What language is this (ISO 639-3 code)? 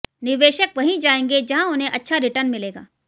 hin